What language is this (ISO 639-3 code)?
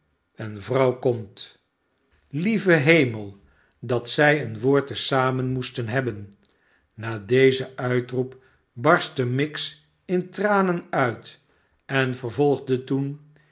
nld